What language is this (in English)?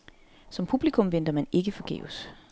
Danish